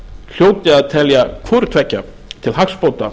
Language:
Icelandic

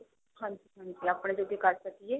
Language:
Punjabi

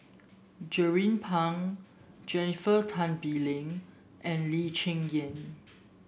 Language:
English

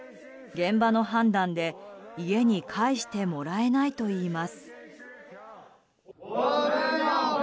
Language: Japanese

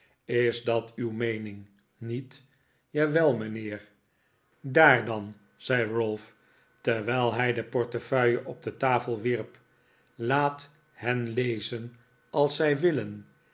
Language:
Dutch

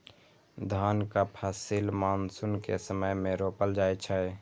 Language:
Maithili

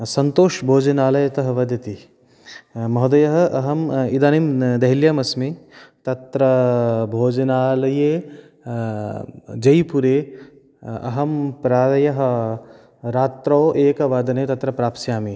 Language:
Sanskrit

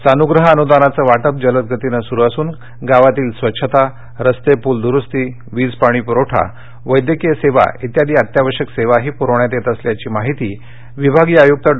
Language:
Marathi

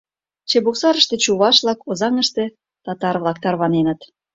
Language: Mari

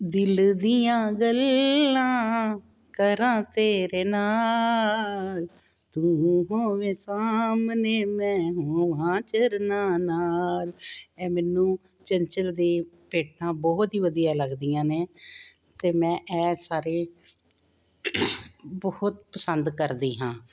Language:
Punjabi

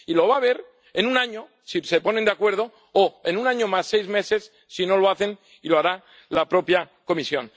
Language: Spanish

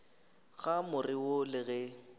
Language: Northern Sotho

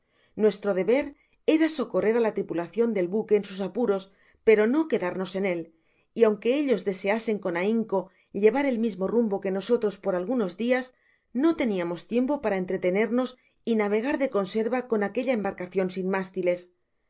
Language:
Spanish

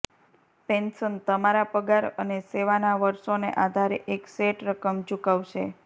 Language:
Gujarati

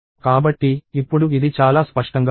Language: Telugu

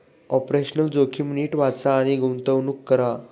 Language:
Marathi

